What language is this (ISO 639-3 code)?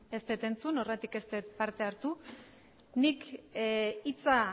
eus